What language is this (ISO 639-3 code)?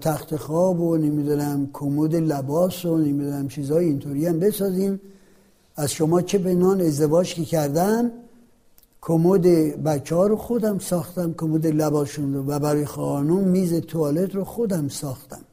fas